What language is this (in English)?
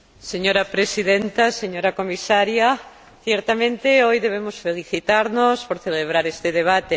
Spanish